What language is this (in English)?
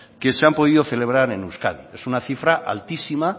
Spanish